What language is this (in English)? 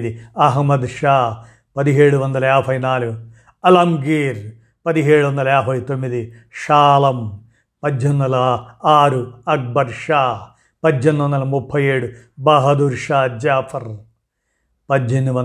Telugu